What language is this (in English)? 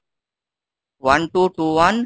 Bangla